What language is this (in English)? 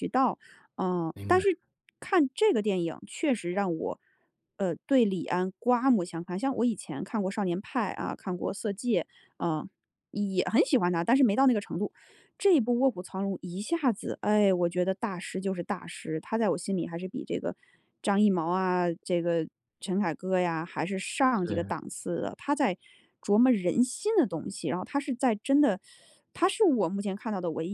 Chinese